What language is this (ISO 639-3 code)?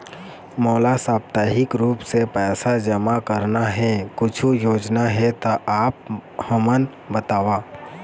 hne